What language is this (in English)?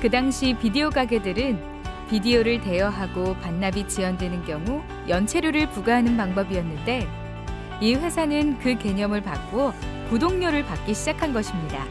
Korean